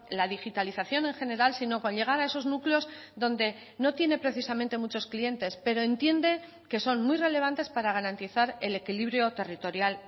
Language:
Spanish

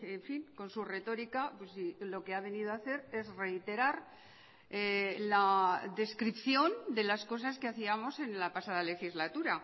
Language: Spanish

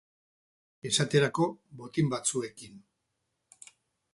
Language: Basque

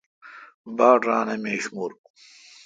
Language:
Kalkoti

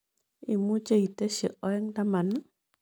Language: Kalenjin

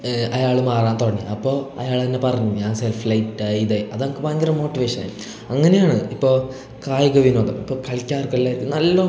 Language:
Malayalam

